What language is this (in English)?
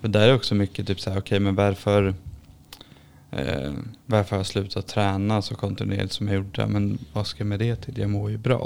Swedish